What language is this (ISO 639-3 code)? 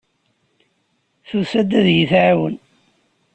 kab